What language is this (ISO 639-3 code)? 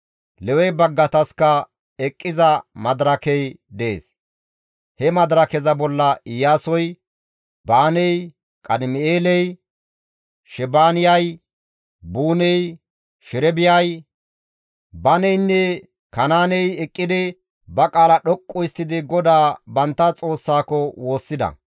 gmv